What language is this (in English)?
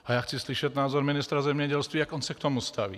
Czech